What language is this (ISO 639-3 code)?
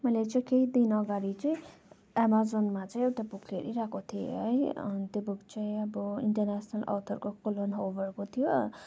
nep